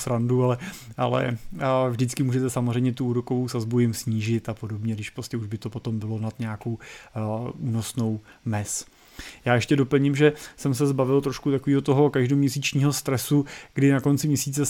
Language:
Czech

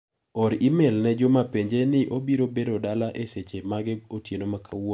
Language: Luo (Kenya and Tanzania)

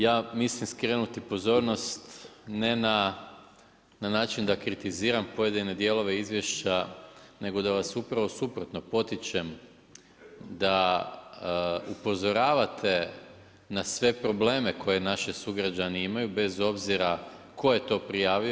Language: Croatian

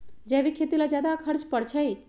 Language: Magahi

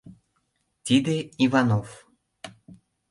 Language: Mari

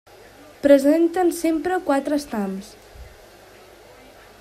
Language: Catalan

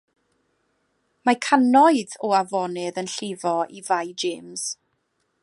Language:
Welsh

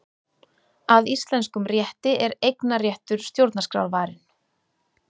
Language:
Icelandic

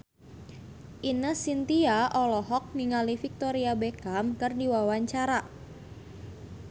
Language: Sundanese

